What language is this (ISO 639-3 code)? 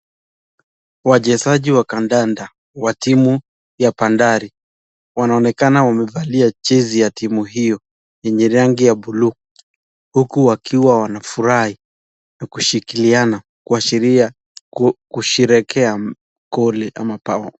swa